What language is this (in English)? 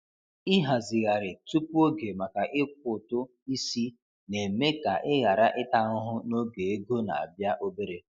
Igbo